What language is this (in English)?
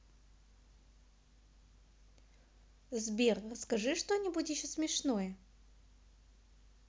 Russian